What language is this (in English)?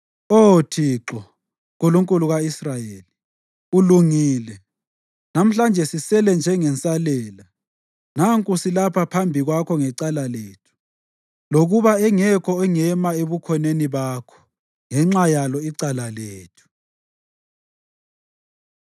North Ndebele